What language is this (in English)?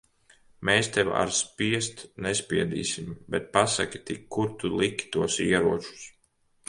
Latvian